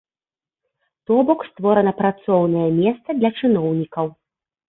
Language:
Belarusian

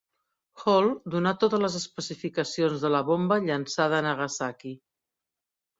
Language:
Catalan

